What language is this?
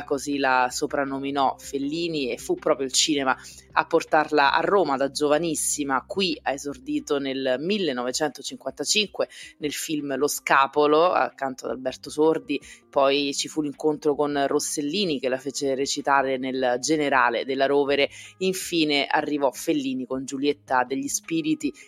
Italian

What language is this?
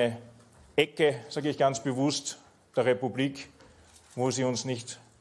German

